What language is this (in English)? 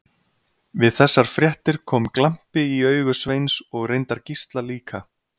Icelandic